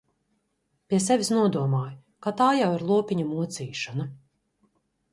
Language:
Latvian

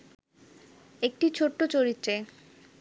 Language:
Bangla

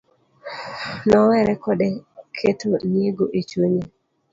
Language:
Luo (Kenya and Tanzania)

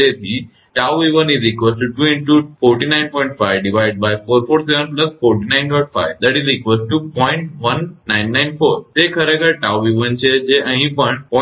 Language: Gujarati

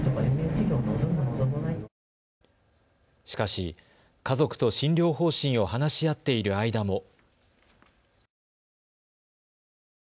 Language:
Japanese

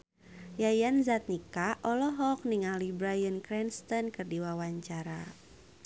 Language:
Sundanese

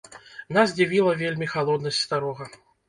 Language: Belarusian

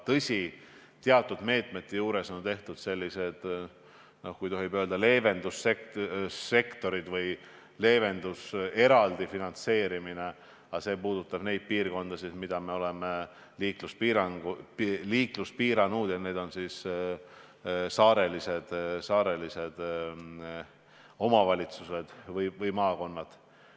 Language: Estonian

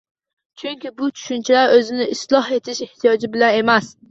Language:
Uzbek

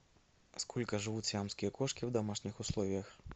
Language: Russian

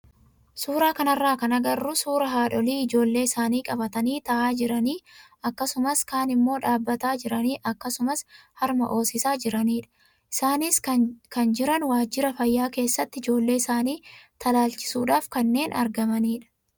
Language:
Oromo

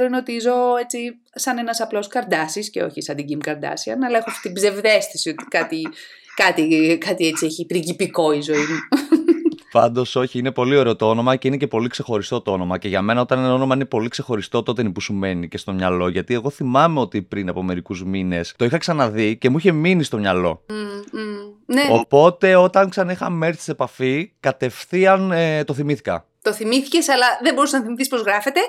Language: Greek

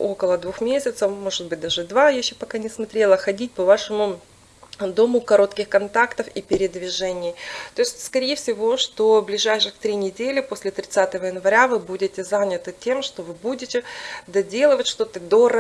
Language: Russian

